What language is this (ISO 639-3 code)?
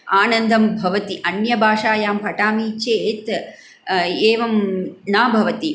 san